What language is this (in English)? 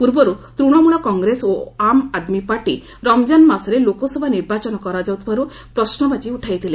Odia